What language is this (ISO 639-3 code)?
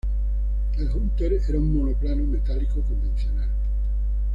spa